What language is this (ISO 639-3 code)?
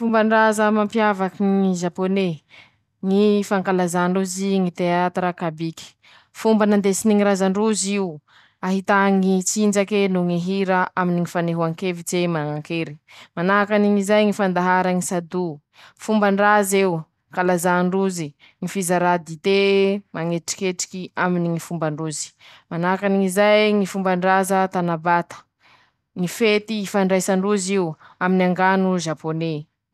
msh